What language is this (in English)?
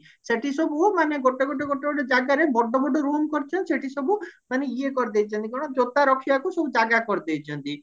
Odia